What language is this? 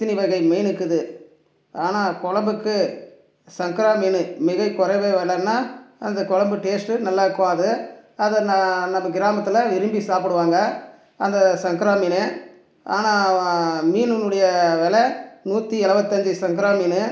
Tamil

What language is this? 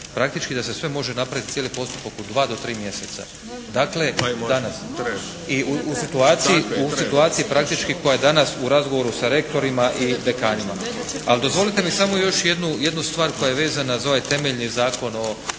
Croatian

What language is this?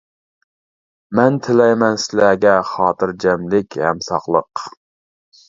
Uyghur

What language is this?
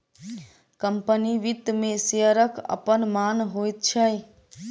Maithili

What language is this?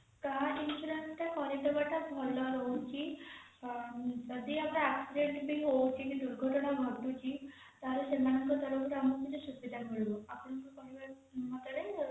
Odia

